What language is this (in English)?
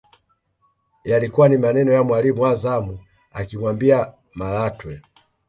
Swahili